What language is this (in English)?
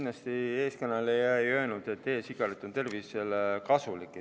Estonian